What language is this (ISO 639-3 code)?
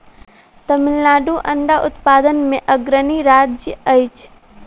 mai